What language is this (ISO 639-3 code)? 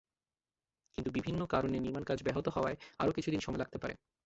ben